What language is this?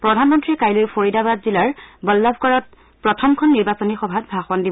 Assamese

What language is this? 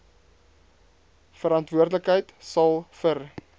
Afrikaans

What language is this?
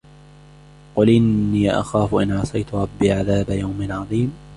Arabic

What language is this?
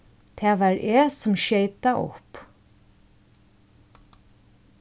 Faroese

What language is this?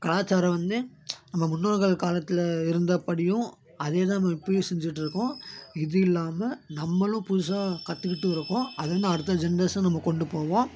Tamil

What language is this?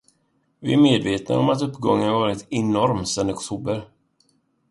Swedish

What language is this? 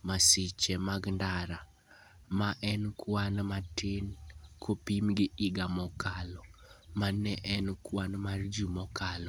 Luo (Kenya and Tanzania)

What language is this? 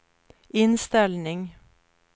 Swedish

